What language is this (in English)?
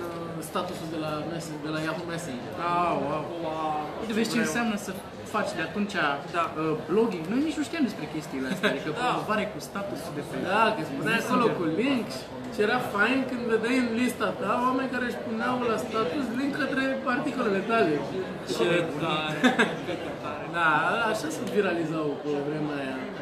Romanian